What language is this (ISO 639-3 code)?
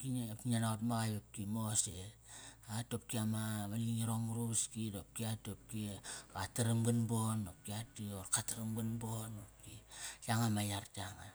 ckr